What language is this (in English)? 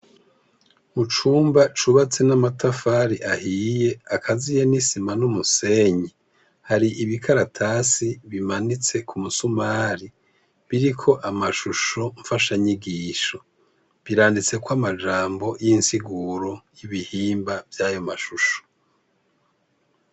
Rundi